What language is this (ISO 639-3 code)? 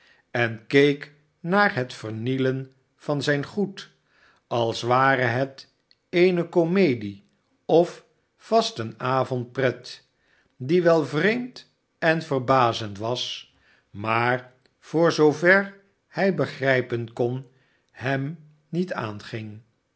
nld